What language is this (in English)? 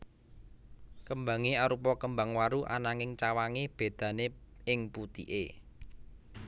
Javanese